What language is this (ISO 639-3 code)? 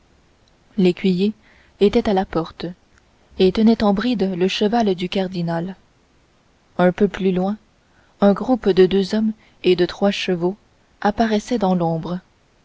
fra